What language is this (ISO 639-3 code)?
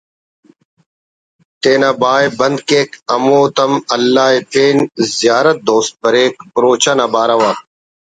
brh